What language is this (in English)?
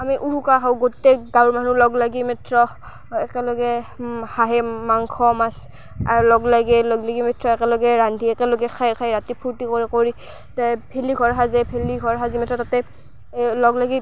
Assamese